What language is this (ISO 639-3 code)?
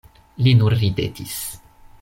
epo